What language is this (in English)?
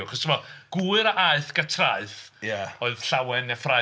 Welsh